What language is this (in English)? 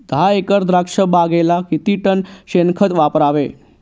Marathi